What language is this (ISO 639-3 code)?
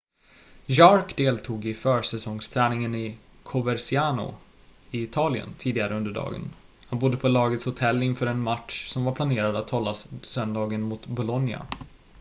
swe